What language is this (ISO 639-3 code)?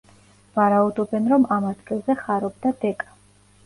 kat